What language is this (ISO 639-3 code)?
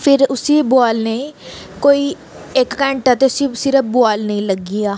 doi